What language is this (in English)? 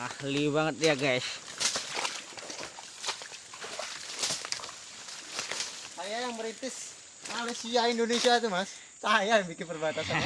Indonesian